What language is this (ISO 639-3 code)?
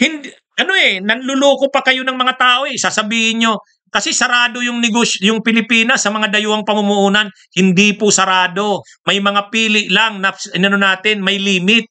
fil